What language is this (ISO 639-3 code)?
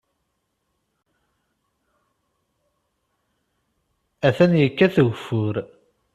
kab